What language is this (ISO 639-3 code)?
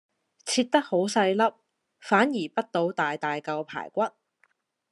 yue